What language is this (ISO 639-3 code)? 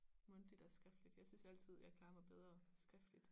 dan